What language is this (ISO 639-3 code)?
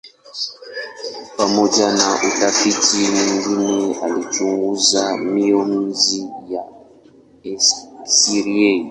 swa